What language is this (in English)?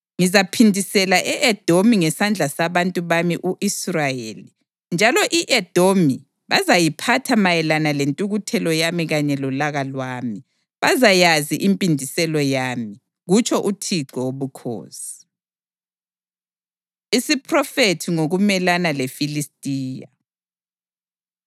North Ndebele